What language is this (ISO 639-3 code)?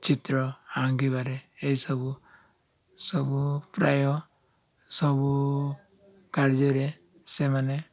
ori